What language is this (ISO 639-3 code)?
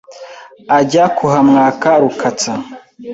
kin